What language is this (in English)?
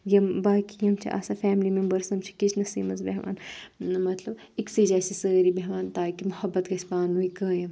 Kashmiri